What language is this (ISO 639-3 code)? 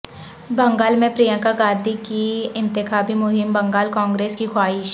urd